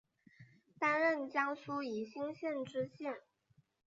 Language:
Chinese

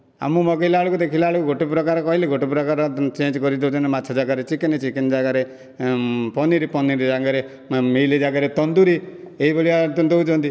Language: Odia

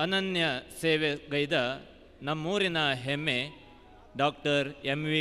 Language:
Kannada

